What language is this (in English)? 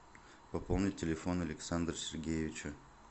Russian